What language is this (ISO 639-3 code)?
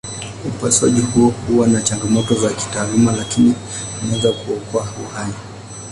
swa